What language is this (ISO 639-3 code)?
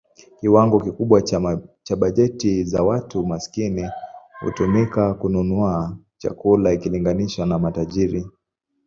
swa